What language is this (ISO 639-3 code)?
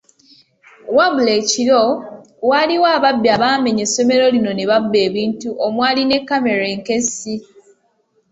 lug